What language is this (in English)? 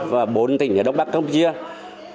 Vietnamese